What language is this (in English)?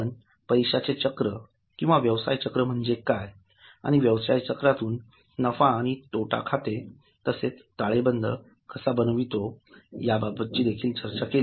Marathi